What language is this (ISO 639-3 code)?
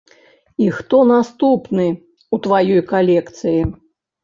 bel